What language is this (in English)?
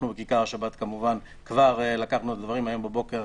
Hebrew